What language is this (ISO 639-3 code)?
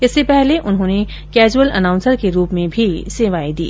hin